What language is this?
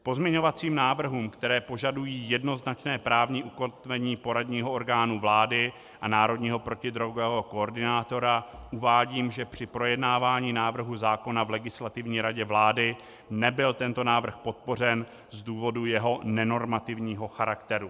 Czech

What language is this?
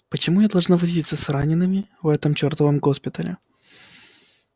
Russian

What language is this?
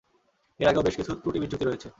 Bangla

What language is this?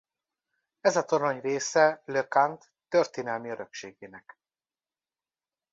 Hungarian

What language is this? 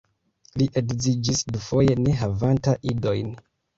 Esperanto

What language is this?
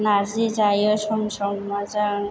Bodo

